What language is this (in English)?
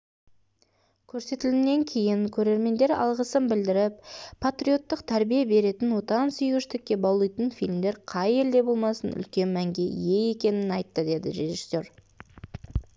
Kazakh